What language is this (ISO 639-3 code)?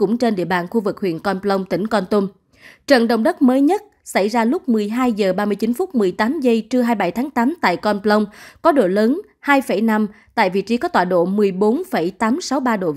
vie